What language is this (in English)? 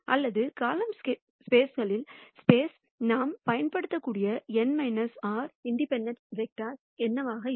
Tamil